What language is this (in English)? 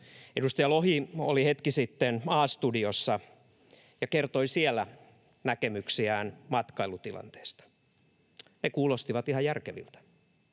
Finnish